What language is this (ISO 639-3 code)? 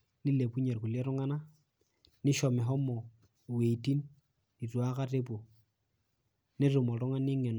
mas